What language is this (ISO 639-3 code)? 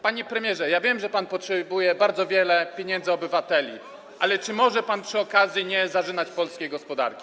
pol